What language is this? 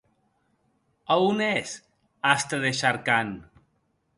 Occitan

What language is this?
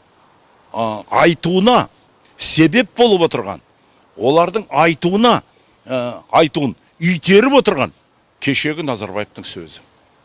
Kazakh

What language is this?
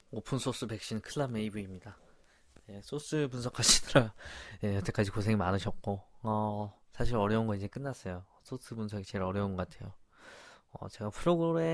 Korean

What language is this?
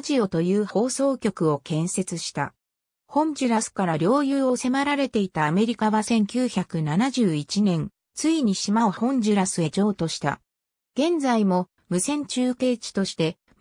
Japanese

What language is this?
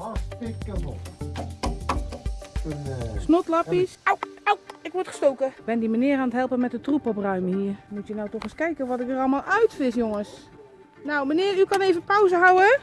Dutch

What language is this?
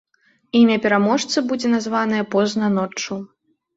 Belarusian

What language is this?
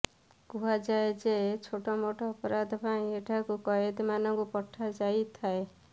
Odia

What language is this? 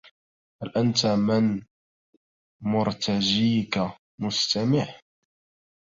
Arabic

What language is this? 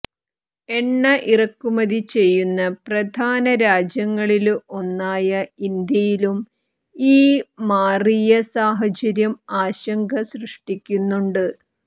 Malayalam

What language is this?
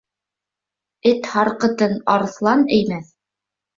Bashkir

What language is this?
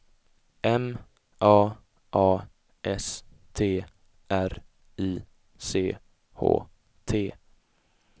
Swedish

